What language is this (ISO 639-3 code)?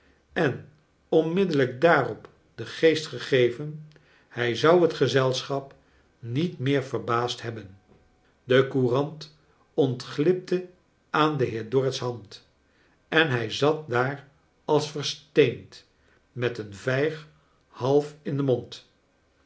nld